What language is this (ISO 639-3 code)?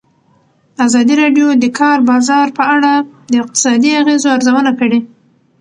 pus